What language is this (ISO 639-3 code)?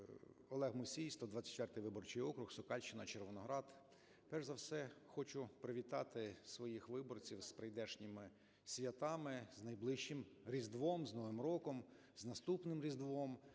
ukr